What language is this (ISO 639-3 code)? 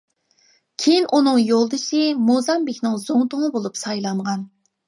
uig